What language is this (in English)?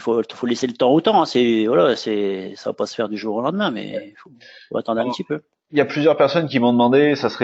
French